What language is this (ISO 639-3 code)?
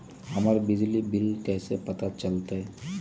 mag